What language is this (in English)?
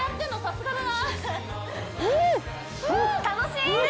Japanese